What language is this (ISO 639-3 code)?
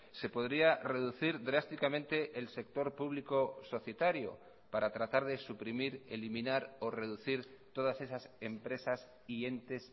spa